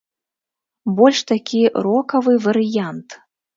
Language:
Belarusian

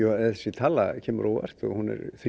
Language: Icelandic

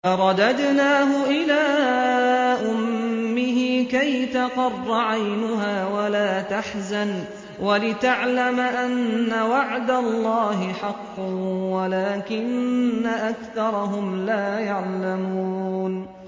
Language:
Arabic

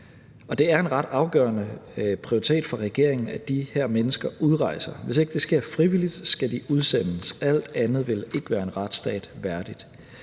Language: Danish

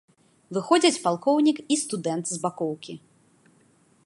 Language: Belarusian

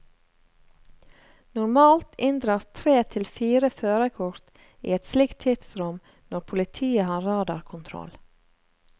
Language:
Norwegian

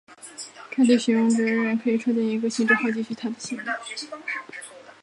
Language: Chinese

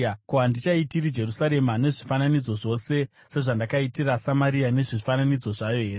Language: Shona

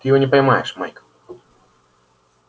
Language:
Russian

